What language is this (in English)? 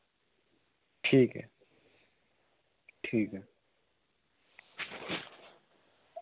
Dogri